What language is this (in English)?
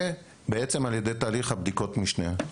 Hebrew